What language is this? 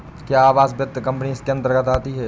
Hindi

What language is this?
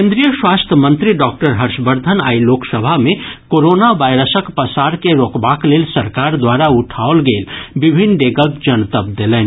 Maithili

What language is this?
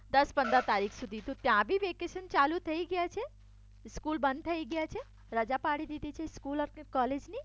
Gujarati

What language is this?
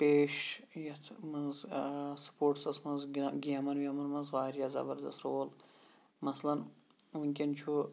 Kashmiri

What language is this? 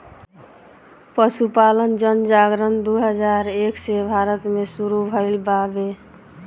Bhojpuri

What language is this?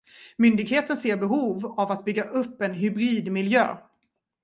Swedish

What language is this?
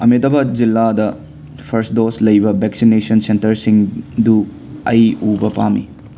Manipuri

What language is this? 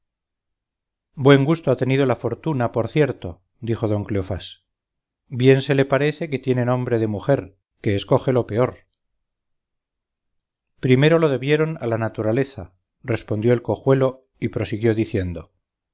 Spanish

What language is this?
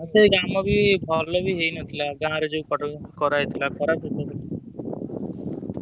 Odia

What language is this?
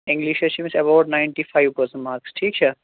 Kashmiri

